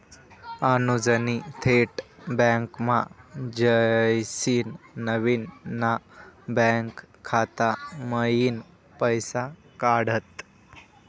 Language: Marathi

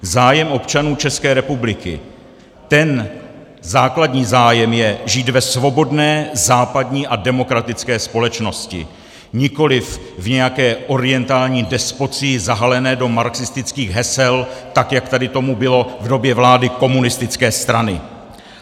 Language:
Czech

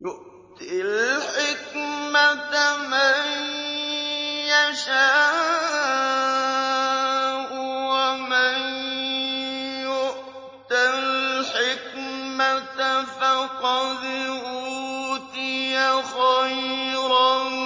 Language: Arabic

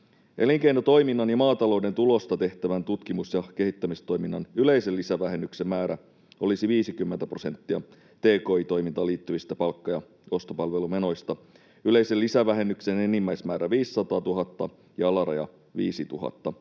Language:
Finnish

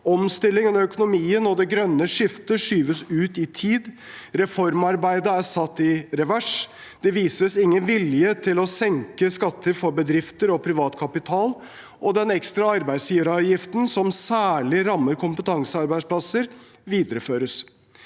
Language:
Norwegian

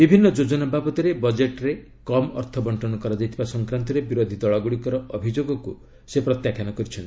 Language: Odia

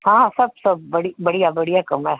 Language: Sindhi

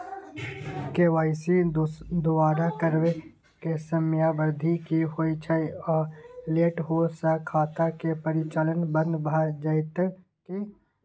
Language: Maithili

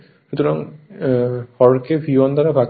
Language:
Bangla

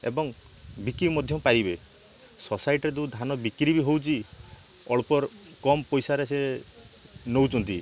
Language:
Odia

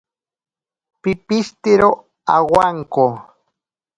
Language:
Ashéninka Perené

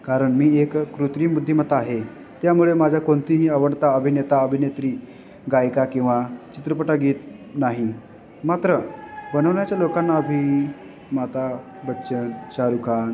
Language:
Marathi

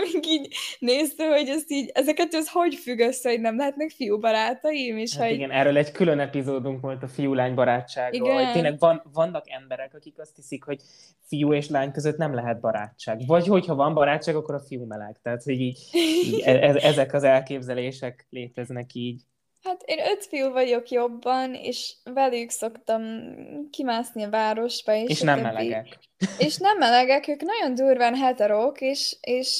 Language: Hungarian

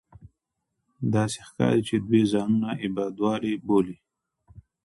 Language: Pashto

